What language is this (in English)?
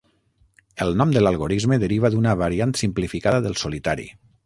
Catalan